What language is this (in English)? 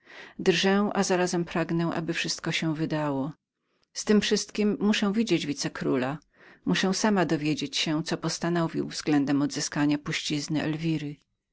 Polish